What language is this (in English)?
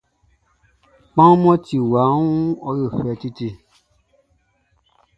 Baoulé